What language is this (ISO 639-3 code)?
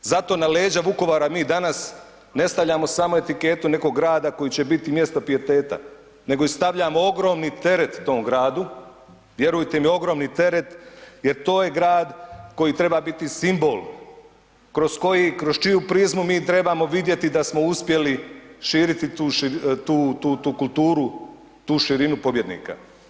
hrv